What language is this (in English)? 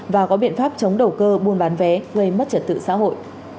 Vietnamese